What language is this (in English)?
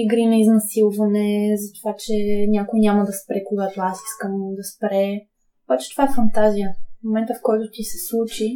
Bulgarian